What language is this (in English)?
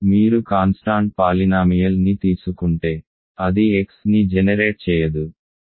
Telugu